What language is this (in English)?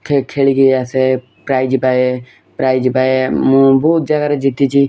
Odia